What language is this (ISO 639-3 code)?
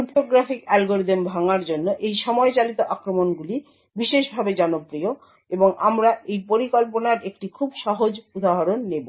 ben